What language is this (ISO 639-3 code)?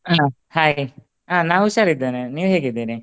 kan